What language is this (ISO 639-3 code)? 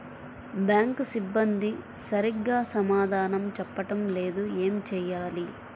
tel